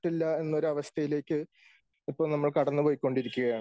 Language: Malayalam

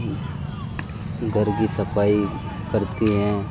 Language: Urdu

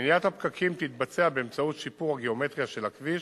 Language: Hebrew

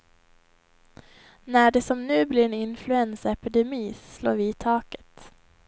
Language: Swedish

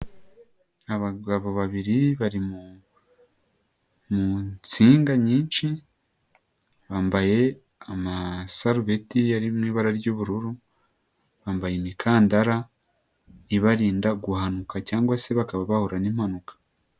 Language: Kinyarwanda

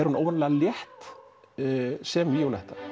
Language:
Icelandic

